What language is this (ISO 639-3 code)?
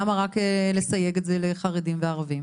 heb